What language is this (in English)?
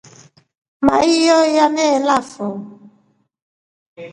Rombo